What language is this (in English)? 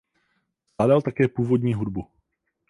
Czech